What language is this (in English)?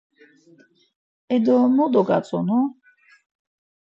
Laz